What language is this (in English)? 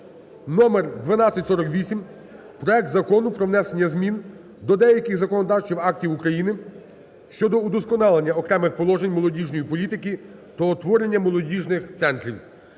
Ukrainian